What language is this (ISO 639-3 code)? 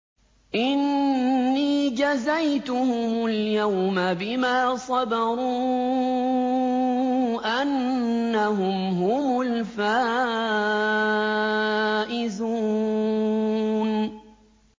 ara